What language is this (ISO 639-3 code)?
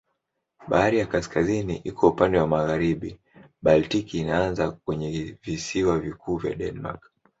swa